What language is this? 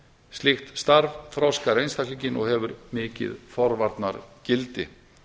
Icelandic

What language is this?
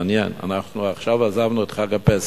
Hebrew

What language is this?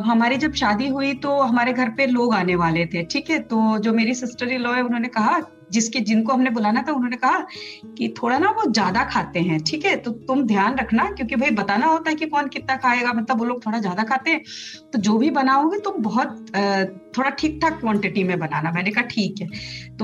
Hindi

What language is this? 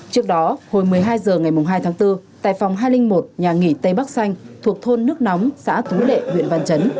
Vietnamese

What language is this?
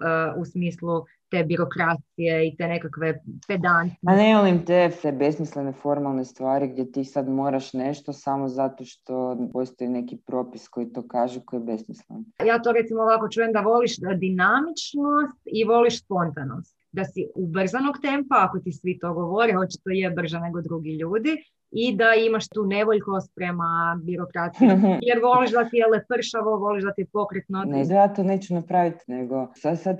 Croatian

